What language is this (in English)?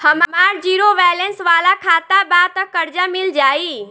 Bhojpuri